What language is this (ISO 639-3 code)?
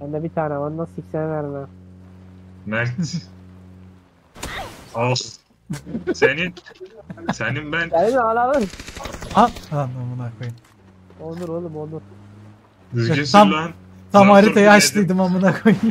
tur